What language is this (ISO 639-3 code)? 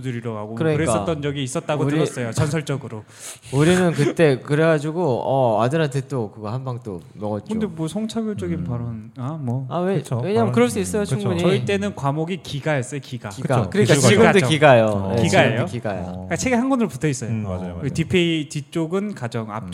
kor